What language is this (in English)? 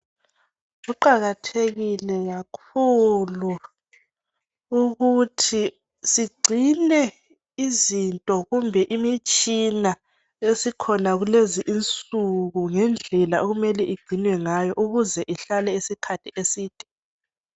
North Ndebele